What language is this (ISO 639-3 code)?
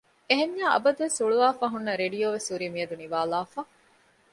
div